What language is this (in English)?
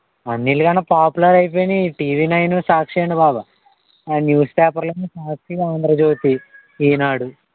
Telugu